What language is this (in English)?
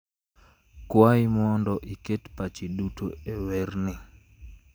Luo (Kenya and Tanzania)